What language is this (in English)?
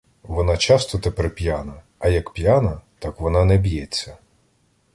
Ukrainian